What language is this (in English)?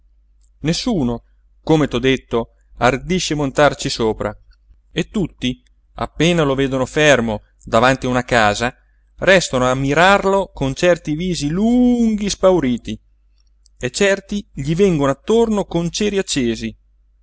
Italian